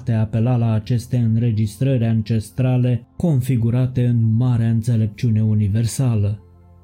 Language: Romanian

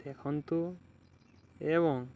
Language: Odia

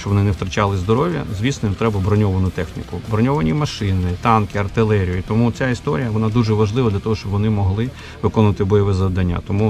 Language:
Ukrainian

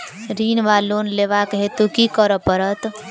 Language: Maithili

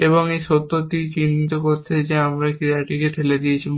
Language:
Bangla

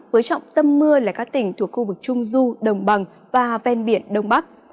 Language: Vietnamese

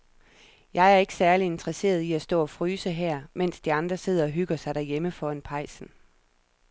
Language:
Danish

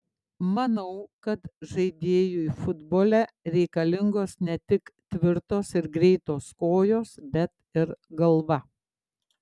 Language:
Lithuanian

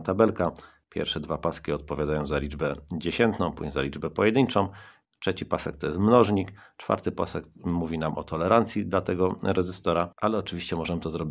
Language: Polish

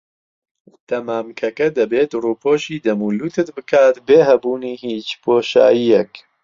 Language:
Central Kurdish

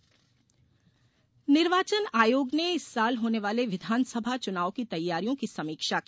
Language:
Hindi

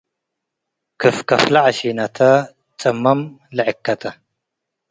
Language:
Tigre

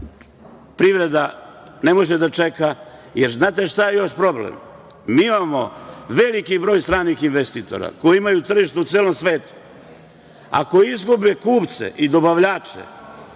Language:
Serbian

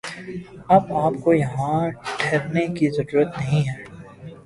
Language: Urdu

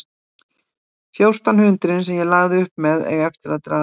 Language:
Icelandic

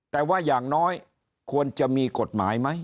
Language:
Thai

